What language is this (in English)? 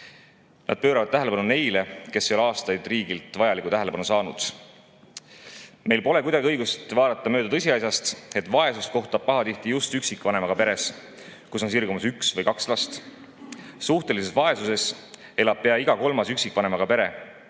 Estonian